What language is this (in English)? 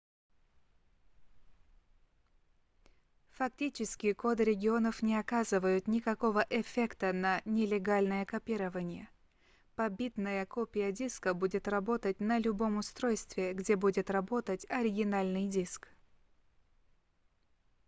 Russian